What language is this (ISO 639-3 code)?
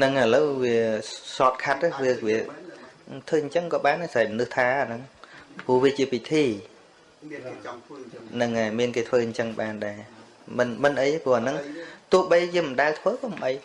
vie